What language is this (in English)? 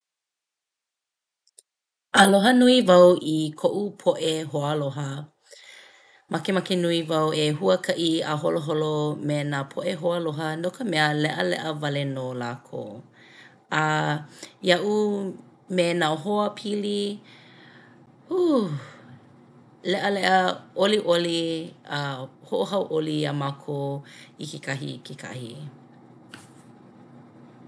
Hawaiian